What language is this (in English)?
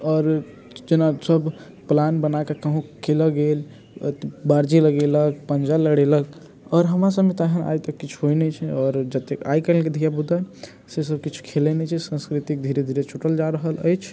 Maithili